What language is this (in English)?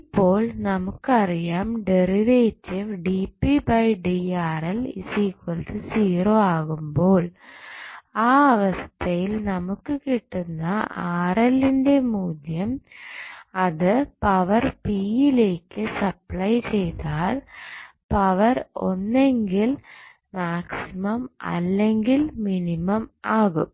Malayalam